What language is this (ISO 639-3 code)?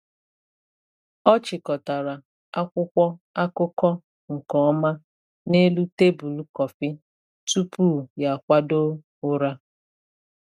ibo